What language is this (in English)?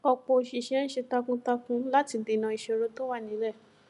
Yoruba